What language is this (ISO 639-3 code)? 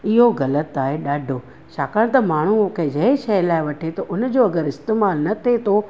snd